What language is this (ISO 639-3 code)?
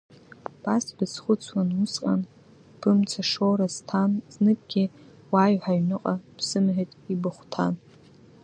abk